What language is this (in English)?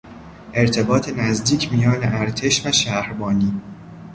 Persian